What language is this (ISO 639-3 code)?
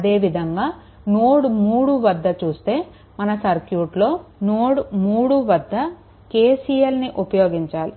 tel